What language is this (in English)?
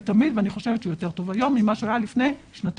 Hebrew